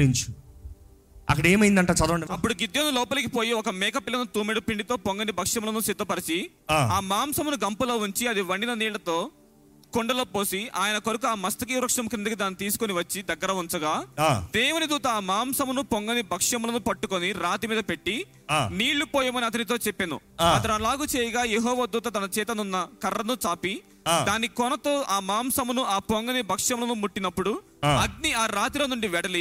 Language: Telugu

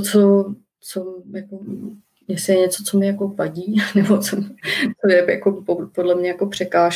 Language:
Czech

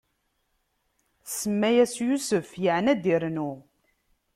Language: Kabyle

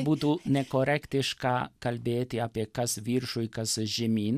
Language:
Lithuanian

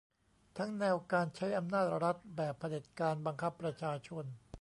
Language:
Thai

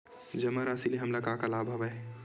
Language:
Chhattisgarhi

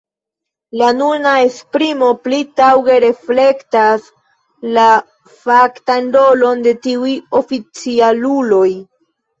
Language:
Esperanto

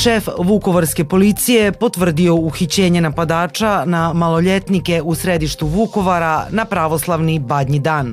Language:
Croatian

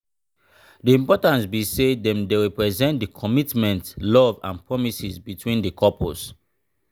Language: Nigerian Pidgin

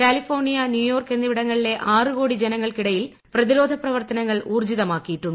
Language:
Malayalam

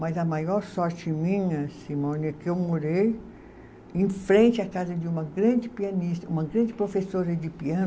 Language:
Portuguese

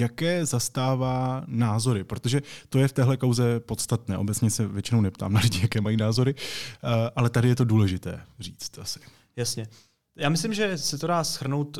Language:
Czech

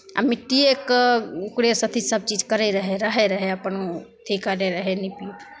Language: Maithili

